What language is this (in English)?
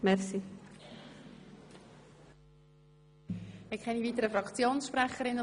Swiss German